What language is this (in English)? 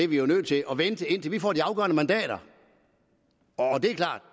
Danish